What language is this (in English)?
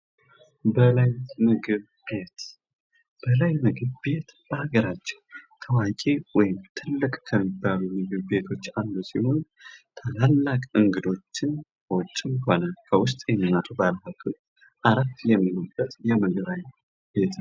Amharic